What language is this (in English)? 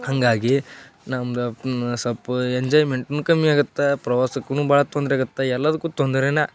Kannada